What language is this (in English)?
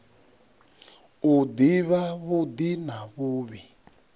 Venda